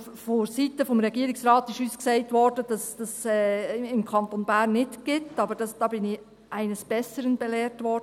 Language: Swiss German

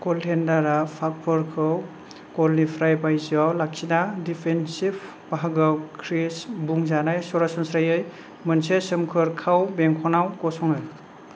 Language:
Bodo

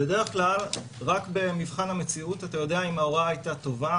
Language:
Hebrew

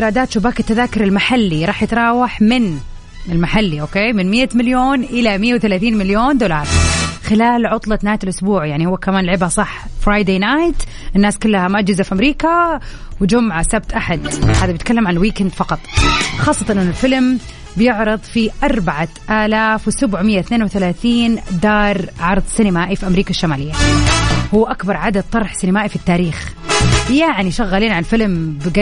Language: Arabic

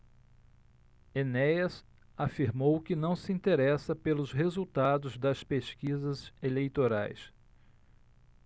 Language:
Portuguese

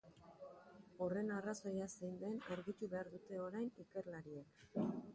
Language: Basque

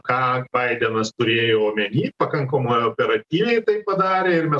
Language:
Lithuanian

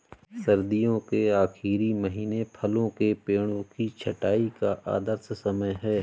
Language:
Hindi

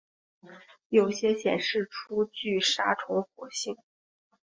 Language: Chinese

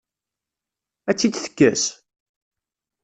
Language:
Kabyle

